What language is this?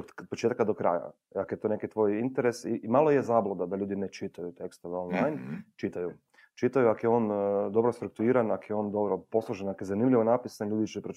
Croatian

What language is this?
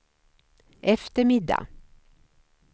Swedish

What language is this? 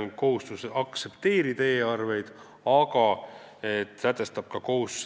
Estonian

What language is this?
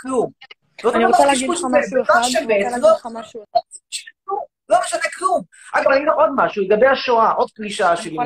Hebrew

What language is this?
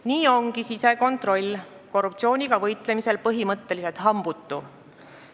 Estonian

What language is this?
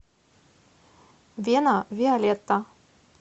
Russian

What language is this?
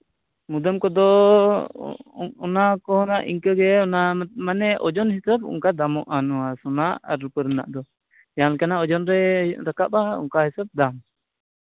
Santali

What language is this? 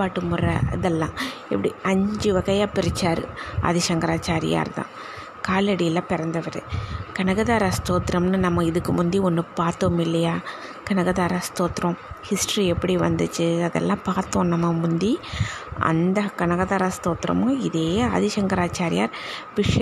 Tamil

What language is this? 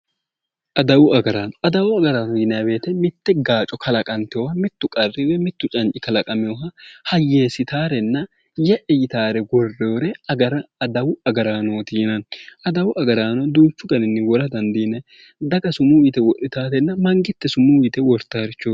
Sidamo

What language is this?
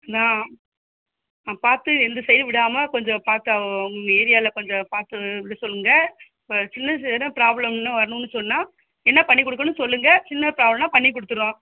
Tamil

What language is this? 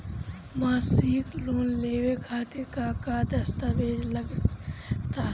Bhojpuri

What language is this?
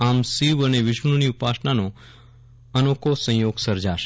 Gujarati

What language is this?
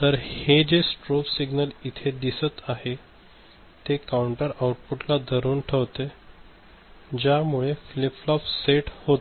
Marathi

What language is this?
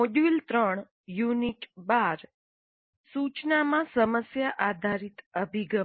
Gujarati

